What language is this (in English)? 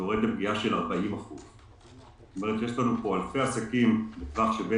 Hebrew